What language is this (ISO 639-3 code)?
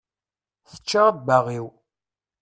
kab